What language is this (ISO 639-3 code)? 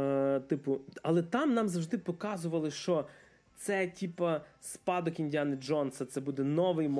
ukr